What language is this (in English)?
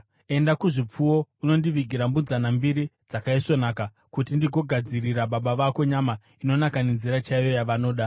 Shona